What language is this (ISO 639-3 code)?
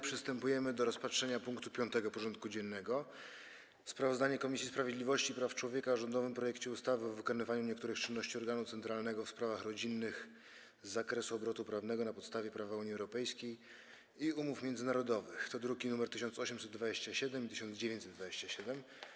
pol